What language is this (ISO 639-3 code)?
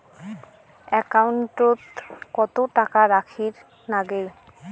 ben